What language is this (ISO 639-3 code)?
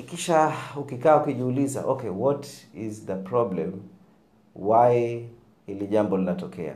swa